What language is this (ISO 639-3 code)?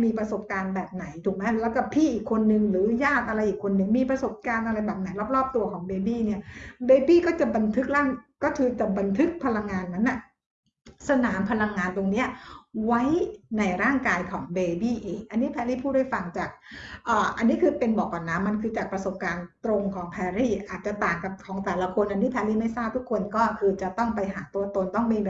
tha